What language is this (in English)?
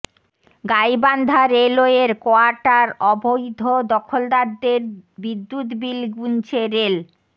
Bangla